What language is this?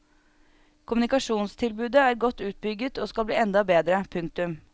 Norwegian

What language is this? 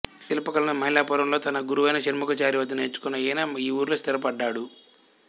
Telugu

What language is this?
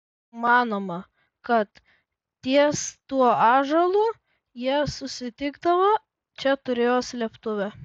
Lithuanian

